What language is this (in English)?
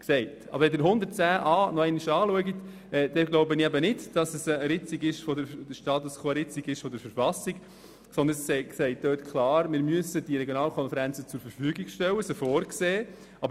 Swiss German